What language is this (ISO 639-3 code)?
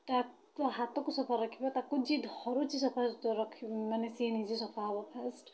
ori